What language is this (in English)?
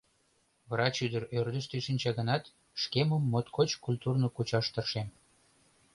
Mari